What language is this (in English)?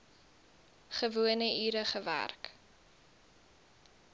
Afrikaans